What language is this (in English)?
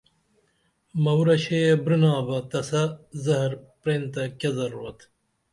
Dameli